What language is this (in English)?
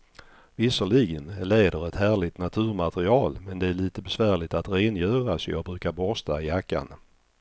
Swedish